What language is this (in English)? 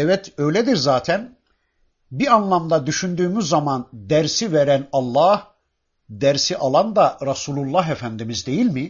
Turkish